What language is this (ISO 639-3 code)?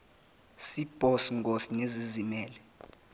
zul